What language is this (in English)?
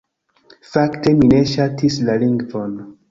Esperanto